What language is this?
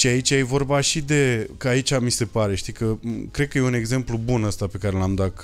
Romanian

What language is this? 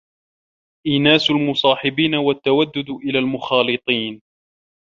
Arabic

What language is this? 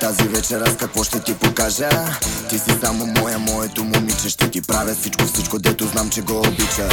Bulgarian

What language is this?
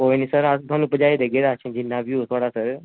Dogri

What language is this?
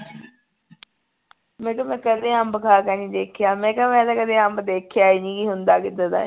Punjabi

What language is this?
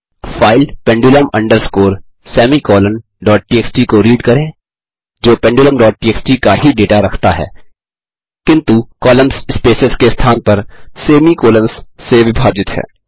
Hindi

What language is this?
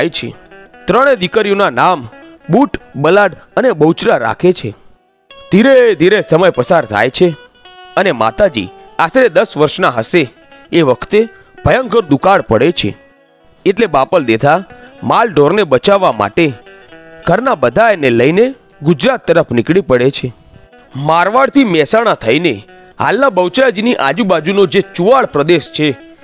Gujarati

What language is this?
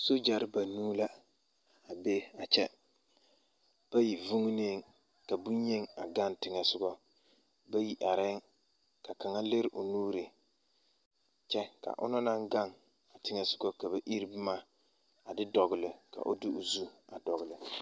Southern Dagaare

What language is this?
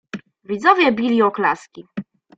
Polish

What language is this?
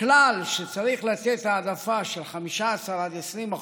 Hebrew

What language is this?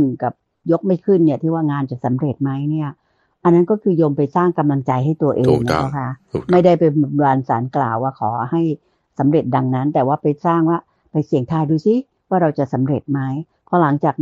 Thai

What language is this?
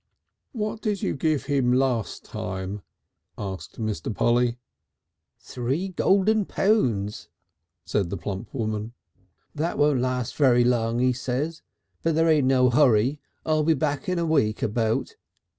English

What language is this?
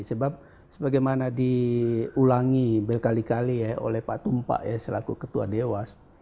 Indonesian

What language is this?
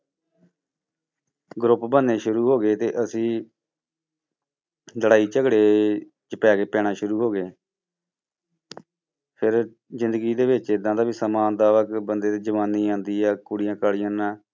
Punjabi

